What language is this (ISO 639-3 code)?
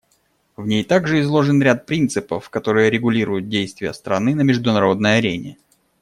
rus